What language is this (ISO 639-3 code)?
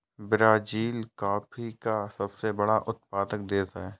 hin